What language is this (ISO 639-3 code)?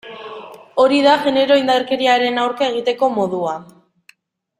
eus